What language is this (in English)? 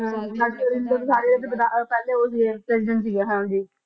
Punjabi